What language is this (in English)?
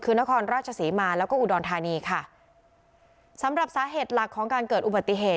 Thai